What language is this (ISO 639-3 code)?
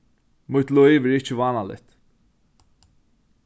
fao